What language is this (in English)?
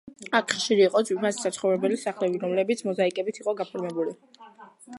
Georgian